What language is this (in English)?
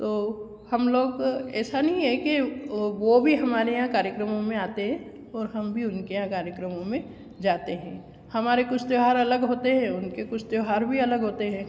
Hindi